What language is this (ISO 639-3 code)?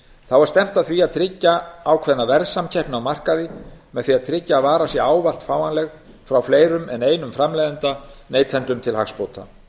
isl